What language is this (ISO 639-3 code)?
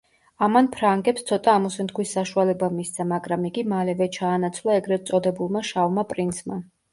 kat